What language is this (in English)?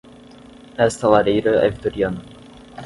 Portuguese